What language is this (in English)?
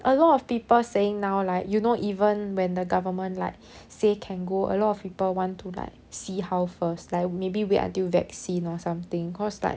English